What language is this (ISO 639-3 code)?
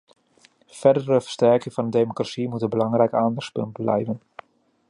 nld